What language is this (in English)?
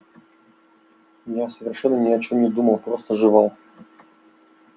Russian